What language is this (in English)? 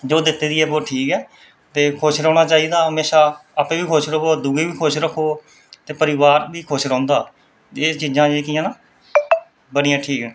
Dogri